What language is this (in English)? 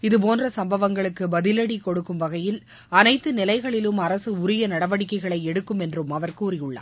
Tamil